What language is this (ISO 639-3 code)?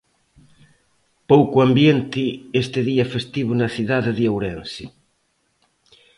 glg